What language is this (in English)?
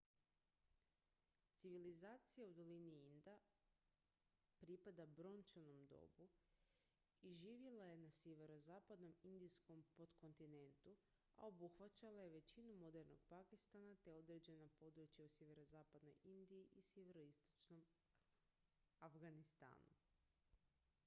Croatian